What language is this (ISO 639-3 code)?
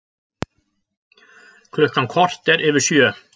isl